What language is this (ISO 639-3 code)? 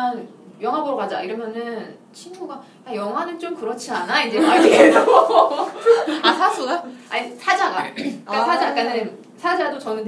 kor